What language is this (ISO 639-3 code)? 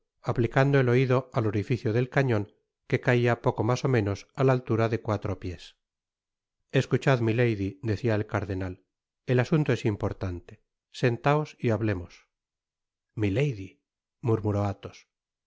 spa